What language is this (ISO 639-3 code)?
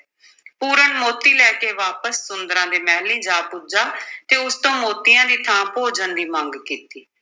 pan